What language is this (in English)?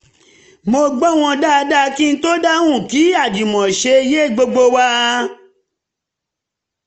Yoruba